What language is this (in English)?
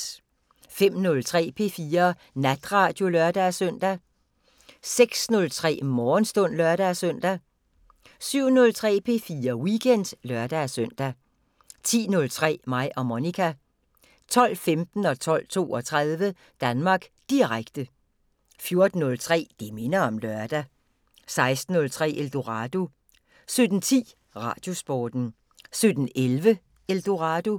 Danish